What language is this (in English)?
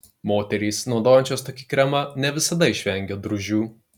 Lithuanian